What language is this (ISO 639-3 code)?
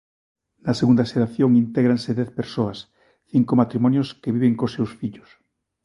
glg